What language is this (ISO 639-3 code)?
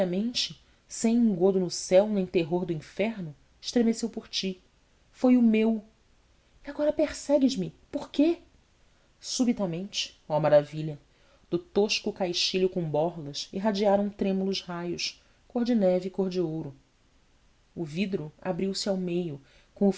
por